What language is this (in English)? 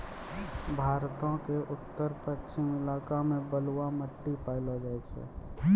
Maithili